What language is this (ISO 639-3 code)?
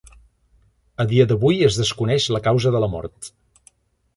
cat